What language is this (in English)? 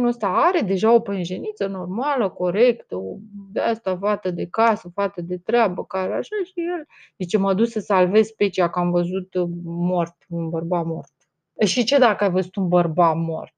Romanian